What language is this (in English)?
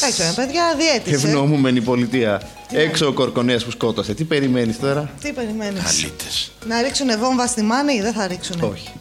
Greek